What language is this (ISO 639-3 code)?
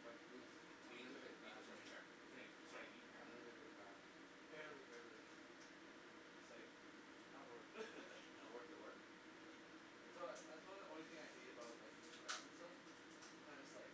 eng